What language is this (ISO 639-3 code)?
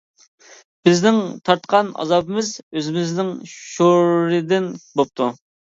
uig